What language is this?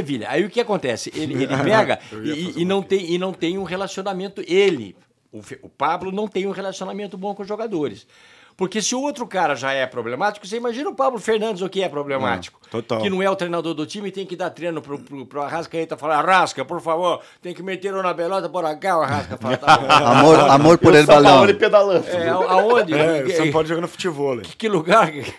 Portuguese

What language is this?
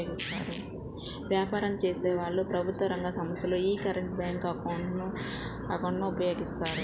Telugu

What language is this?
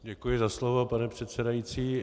Czech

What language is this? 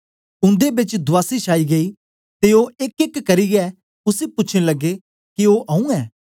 Dogri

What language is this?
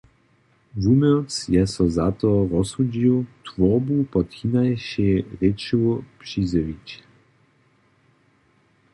Upper Sorbian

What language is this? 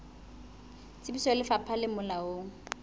Southern Sotho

